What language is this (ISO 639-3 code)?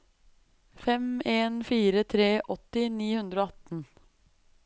nor